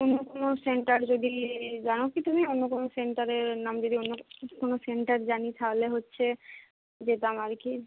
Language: Bangla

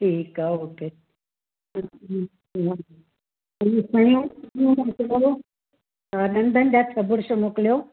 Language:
Sindhi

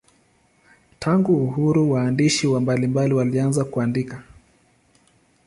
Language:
Swahili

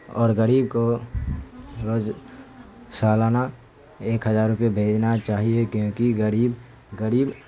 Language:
Urdu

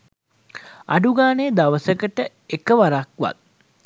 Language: Sinhala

